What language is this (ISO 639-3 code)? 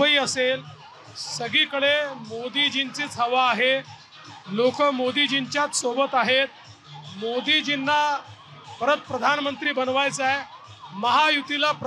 mar